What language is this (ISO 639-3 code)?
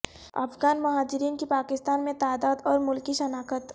urd